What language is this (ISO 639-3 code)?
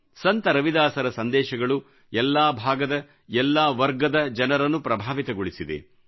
kan